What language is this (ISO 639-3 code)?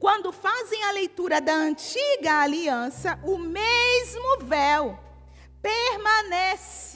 por